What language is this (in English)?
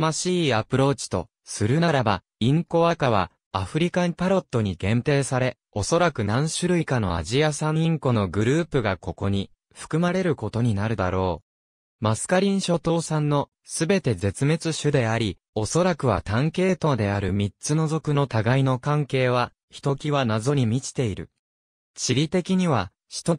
Japanese